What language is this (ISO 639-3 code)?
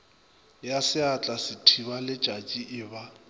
nso